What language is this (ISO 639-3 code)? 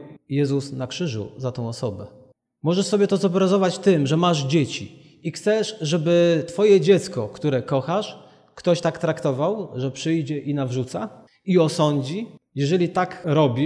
pol